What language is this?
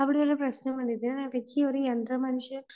Malayalam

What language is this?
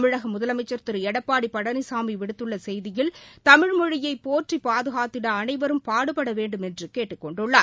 Tamil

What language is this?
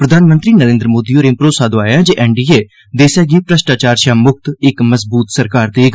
Dogri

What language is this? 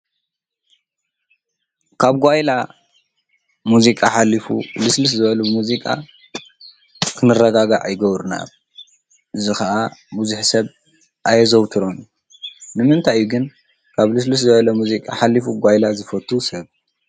Tigrinya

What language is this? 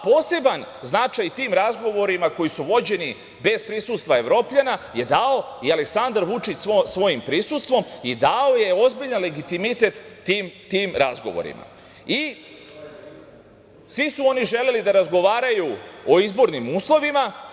Serbian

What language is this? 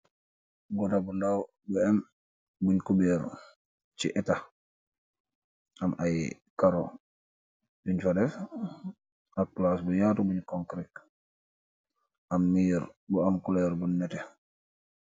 Wolof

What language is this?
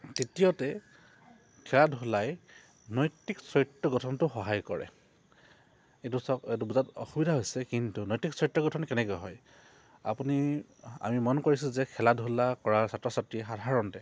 Assamese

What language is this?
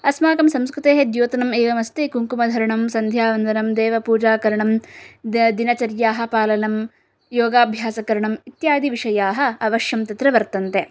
Sanskrit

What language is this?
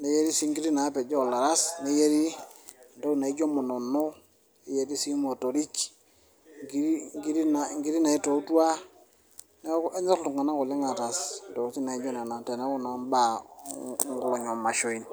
Masai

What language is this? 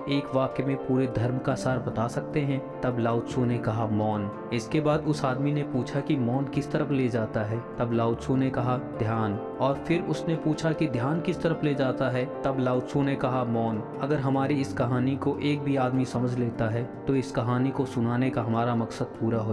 Hindi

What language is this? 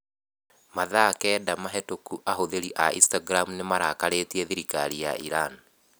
Kikuyu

